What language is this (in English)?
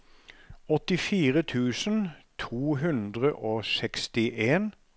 Norwegian